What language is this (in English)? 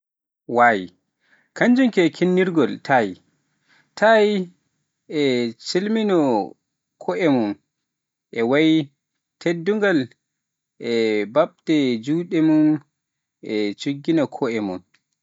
Pular